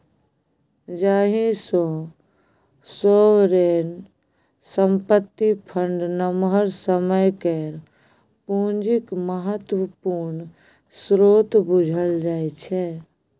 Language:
Maithili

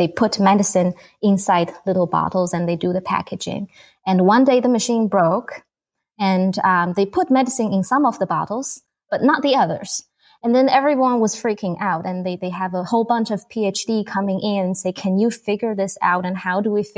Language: English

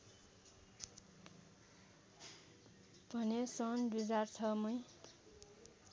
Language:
Nepali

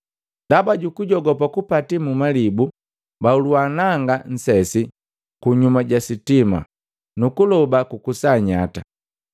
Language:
Matengo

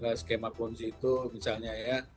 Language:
Indonesian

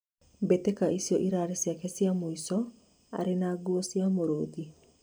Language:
Kikuyu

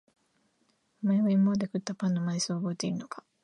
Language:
Japanese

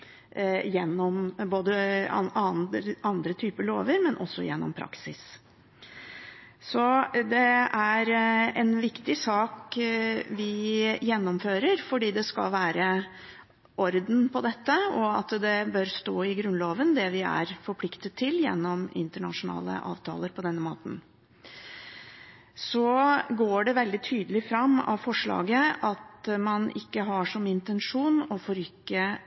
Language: Norwegian Bokmål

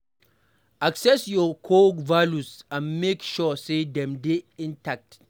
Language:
Nigerian Pidgin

